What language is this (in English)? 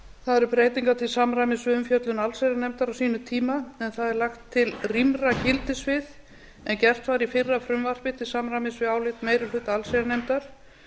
Icelandic